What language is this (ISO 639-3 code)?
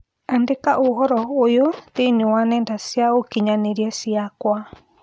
kik